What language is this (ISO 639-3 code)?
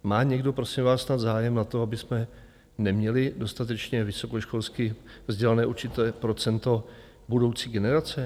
ces